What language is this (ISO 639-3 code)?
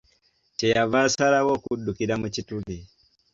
lug